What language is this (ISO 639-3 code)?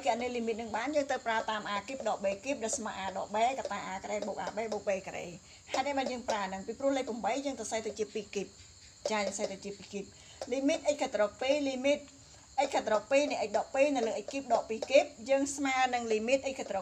tha